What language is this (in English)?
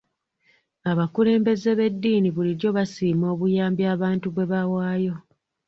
Ganda